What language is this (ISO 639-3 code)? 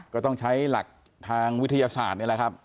tha